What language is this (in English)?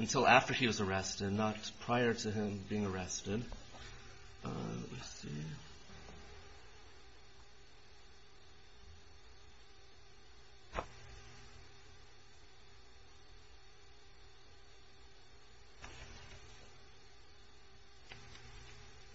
English